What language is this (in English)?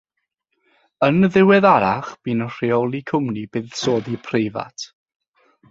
Welsh